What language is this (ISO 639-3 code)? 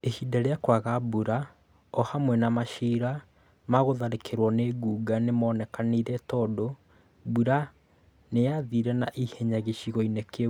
kik